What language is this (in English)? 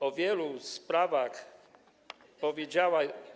Polish